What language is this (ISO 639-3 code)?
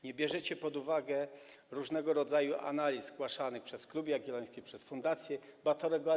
pol